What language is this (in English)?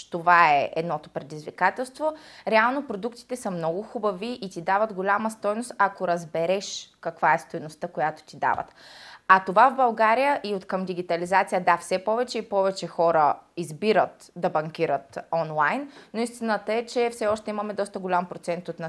Bulgarian